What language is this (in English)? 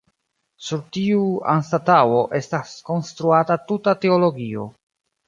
Esperanto